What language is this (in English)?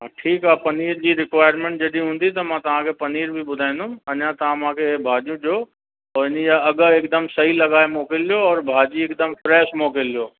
Sindhi